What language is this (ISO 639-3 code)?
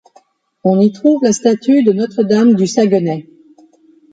fra